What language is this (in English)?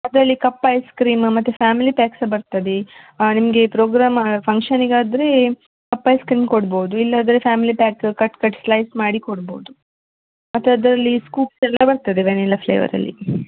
Kannada